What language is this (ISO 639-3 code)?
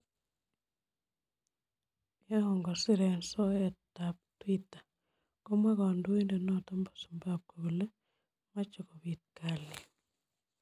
kln